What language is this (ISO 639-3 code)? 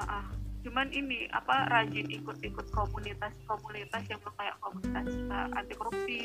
ind